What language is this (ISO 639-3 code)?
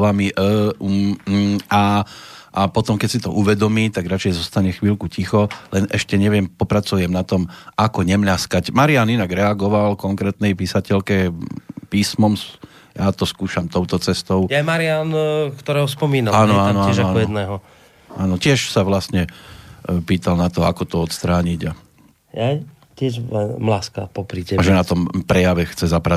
slk